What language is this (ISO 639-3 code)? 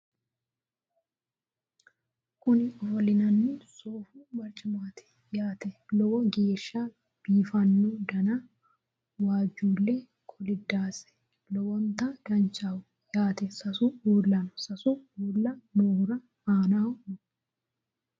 sid